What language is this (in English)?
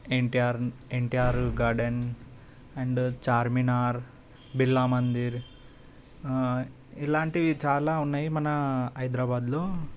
Telugu